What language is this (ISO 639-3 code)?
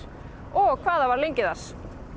isl